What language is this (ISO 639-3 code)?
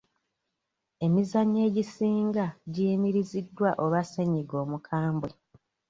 lug